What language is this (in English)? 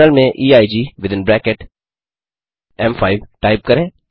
Hindi